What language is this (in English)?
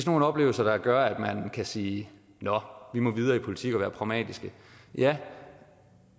Danish